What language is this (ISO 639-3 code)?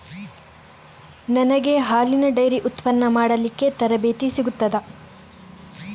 kan